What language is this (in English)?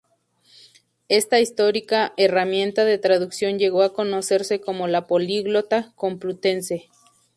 Spanish